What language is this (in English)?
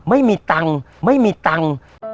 Thai